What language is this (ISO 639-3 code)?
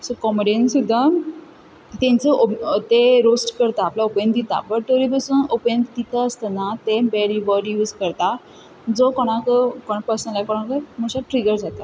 kok